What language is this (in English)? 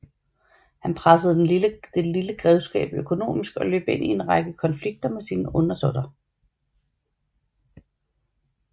Danish